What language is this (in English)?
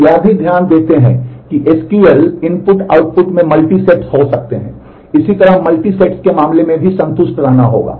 Hindi